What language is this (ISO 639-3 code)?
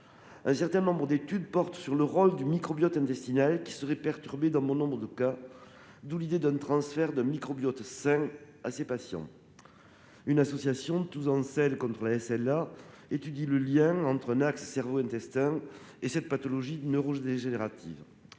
fra